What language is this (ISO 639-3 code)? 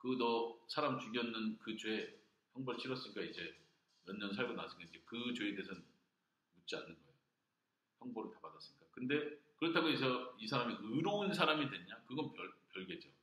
kor